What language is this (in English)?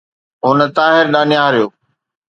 Sindhi